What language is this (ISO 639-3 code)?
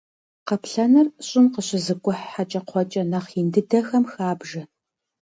kbd